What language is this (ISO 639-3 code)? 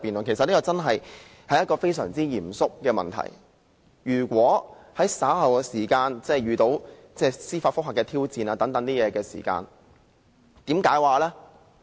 yue